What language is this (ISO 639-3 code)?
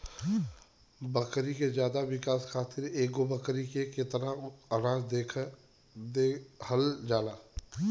bho